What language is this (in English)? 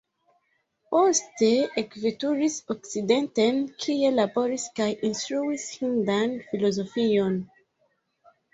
Esperanto